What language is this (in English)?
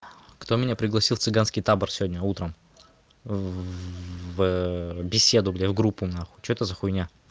Russian